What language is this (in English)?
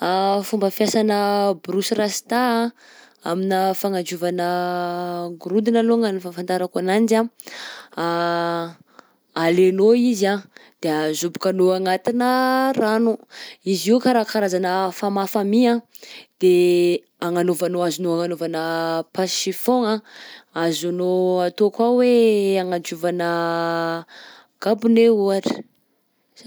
Southern Betsimisaraka Malagasy